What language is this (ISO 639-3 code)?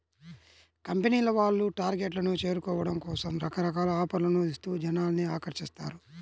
tel